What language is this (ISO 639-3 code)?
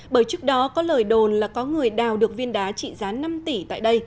vie